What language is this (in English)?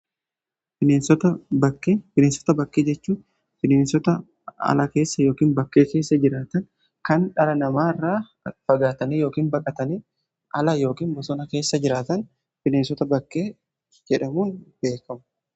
Oromo